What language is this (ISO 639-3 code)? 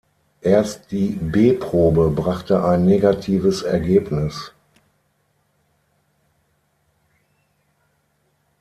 deu